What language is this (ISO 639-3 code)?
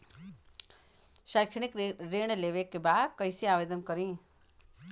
bho